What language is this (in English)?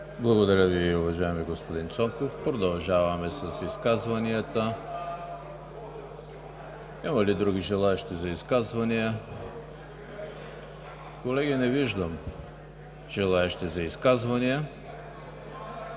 Bulgarian